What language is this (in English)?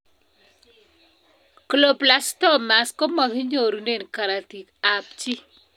Kalenjin